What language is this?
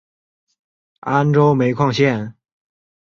Chinese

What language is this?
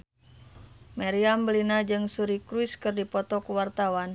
Sundanese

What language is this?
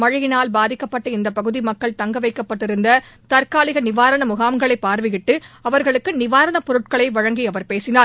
Tamil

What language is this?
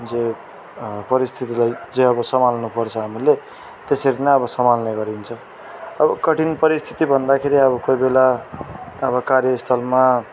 Nepali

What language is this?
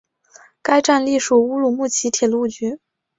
Chinese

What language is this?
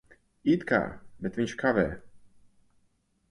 Latvian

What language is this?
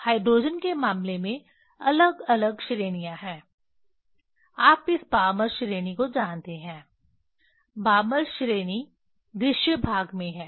Hindi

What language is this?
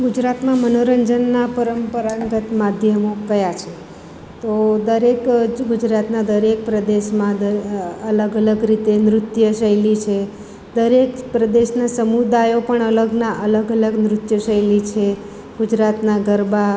Gujarati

